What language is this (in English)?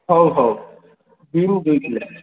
Odia